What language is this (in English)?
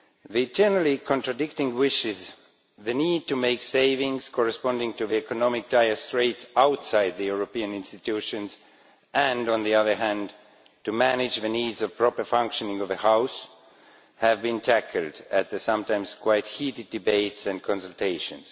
English